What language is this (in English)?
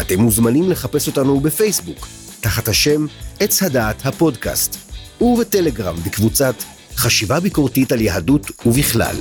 Hebrew